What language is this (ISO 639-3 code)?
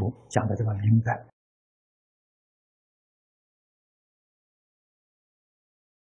zho